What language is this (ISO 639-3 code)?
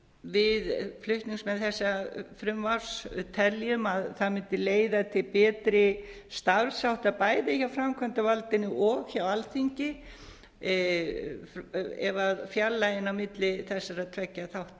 isl